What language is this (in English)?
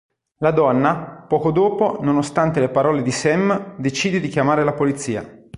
Italian